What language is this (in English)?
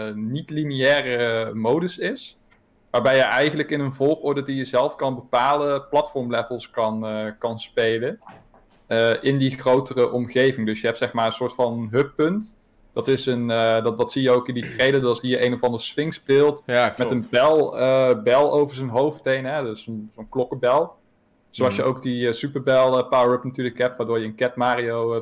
Dutch